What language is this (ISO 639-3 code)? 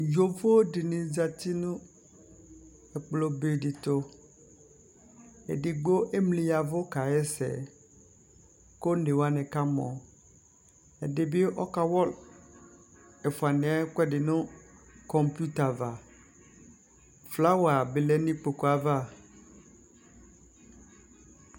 kpo